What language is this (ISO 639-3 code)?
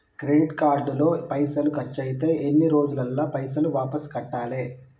tel